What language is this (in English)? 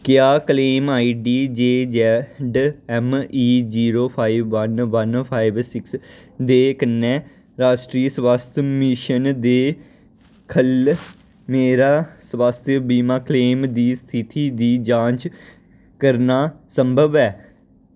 Dogri